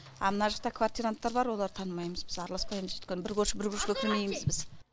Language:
Kazakh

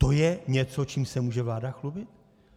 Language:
Czech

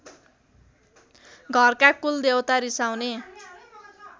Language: Nepali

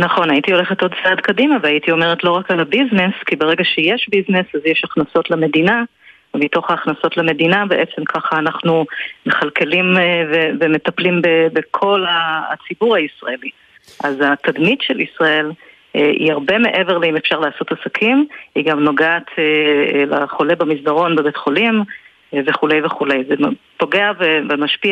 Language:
Hebrew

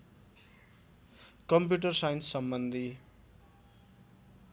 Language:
Nepali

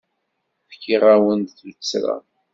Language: Kabyle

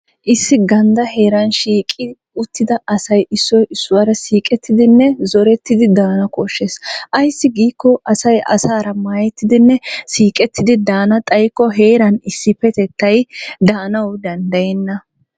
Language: Wolaytta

